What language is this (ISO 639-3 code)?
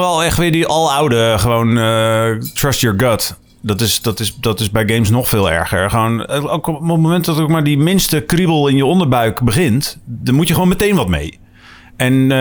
nld